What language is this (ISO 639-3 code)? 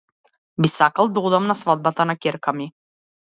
mkd